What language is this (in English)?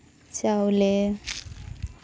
Santali